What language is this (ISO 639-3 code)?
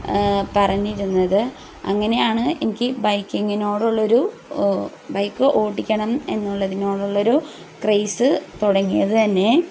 mal